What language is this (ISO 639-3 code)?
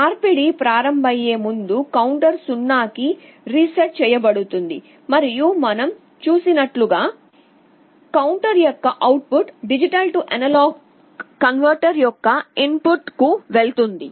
tel